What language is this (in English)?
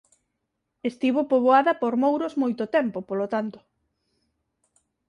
Galician